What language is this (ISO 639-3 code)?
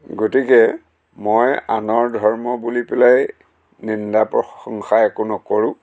asm